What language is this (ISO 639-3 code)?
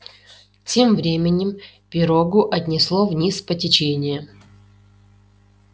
rus